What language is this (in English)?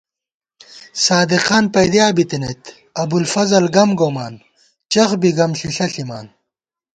Gawar-Bati